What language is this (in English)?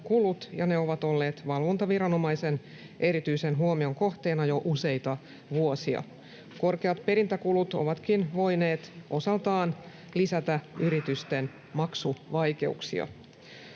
Finnish